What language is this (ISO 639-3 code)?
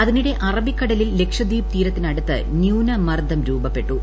mal